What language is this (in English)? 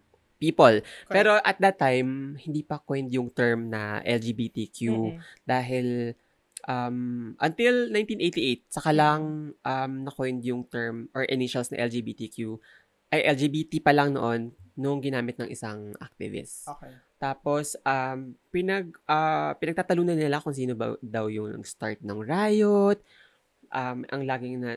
Filipino